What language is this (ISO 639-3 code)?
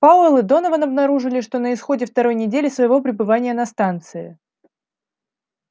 rus